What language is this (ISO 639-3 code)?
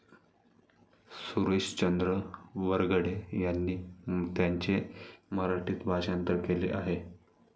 mar